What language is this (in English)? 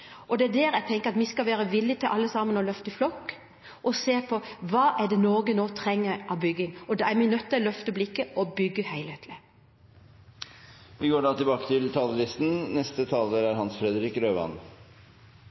Norwegian